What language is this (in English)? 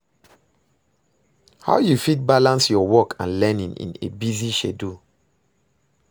Nigerian Pidgin